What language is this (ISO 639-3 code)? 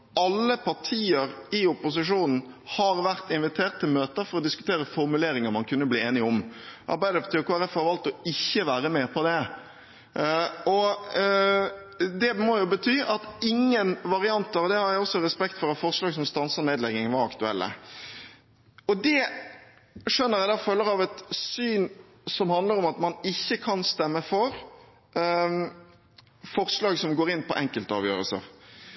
nob